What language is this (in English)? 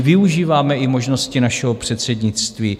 Czech